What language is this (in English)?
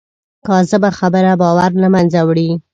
Pashto